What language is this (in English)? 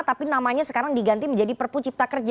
Indonesian